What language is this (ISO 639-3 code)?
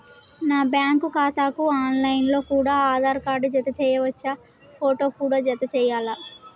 tel